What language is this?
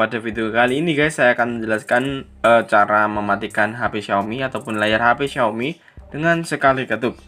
Indonesian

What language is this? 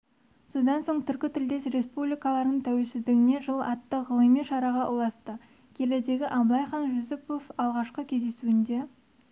Kazakh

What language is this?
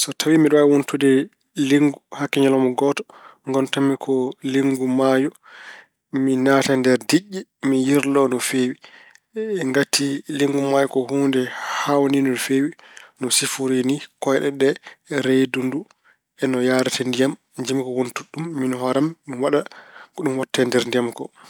Fula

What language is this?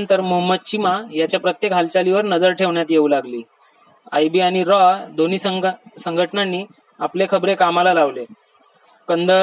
Marathi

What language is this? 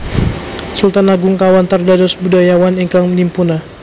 Javanese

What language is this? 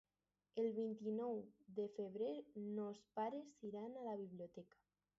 Catalan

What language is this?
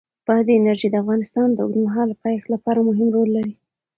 Pashto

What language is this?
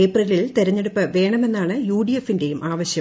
Malayalam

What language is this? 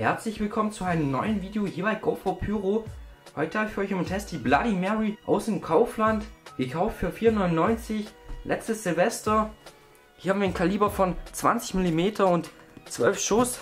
German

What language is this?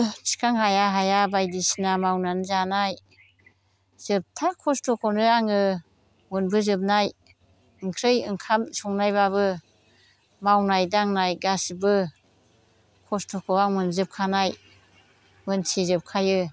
Bodo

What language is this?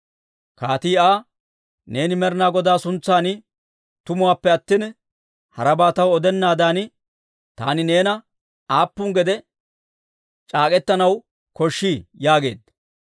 Dawro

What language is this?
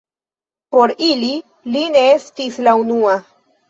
Esperanto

